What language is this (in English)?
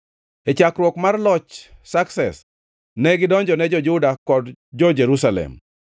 Luo (Kenya and Tanzania)